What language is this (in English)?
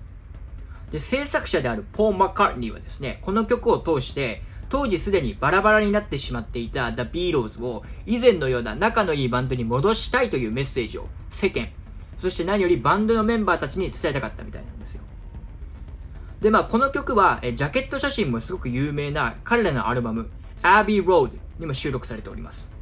Japanese